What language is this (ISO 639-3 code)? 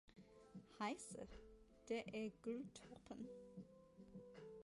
dan